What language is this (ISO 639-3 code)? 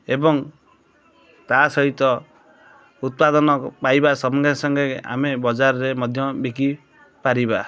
ori